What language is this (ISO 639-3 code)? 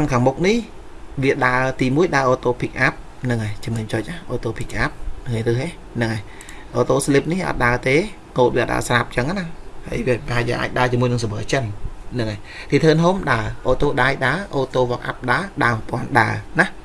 vie